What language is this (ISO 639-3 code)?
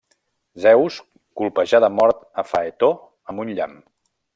cat